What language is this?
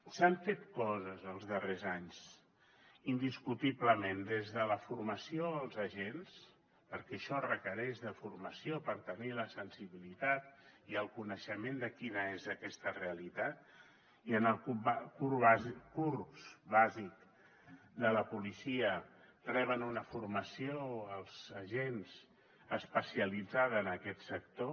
Catalan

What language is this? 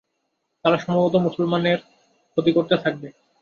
Bangla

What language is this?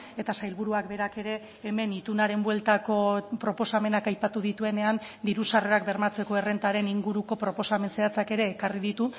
Basque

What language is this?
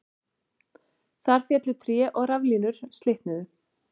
Icelandic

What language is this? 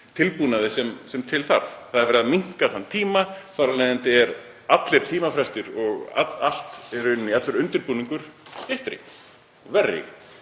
Icelandic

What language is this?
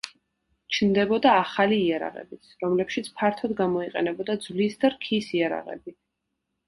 Georgian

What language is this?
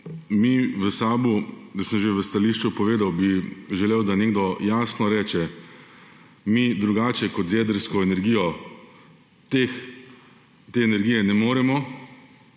Slovenian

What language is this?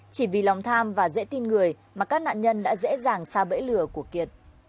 Vietnamese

